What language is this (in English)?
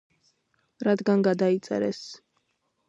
Georgian